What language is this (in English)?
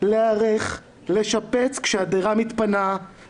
Hebrew